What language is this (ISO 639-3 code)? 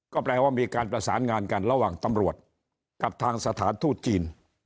tha